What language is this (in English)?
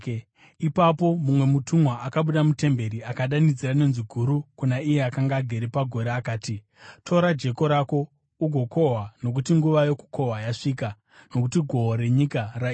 Shona